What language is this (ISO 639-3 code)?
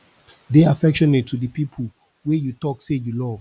pcm